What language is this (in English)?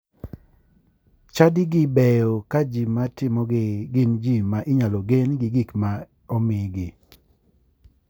Luo (Kenya and Tanzania)